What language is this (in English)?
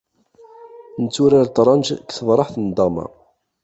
Kabyle